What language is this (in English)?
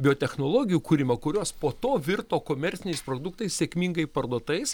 Lithuanian